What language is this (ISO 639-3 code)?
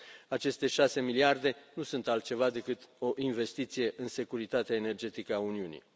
ron